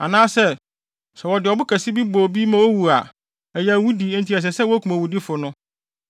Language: Akan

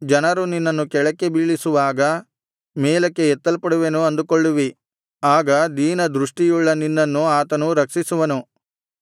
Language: Kannada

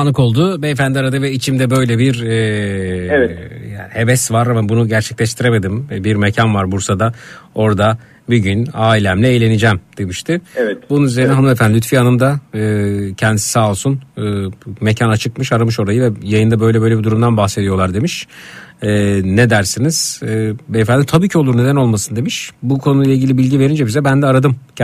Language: Turkish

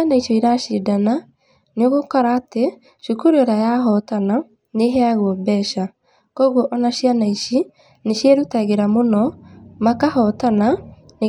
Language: Kikuyu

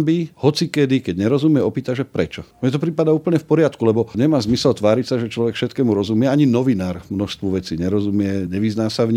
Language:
Slovak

